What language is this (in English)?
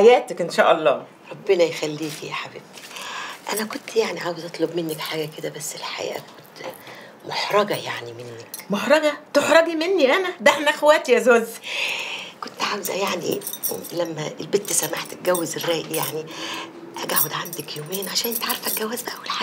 Arabic